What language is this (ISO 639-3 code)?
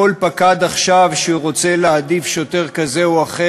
heb